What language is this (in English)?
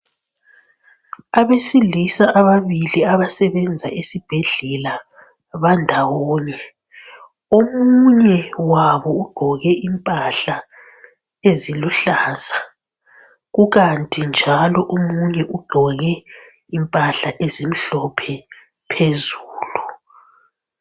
North Ndebele